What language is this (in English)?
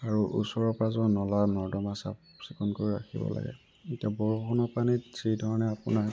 Assamese